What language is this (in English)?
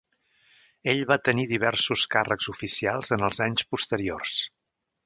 Catalan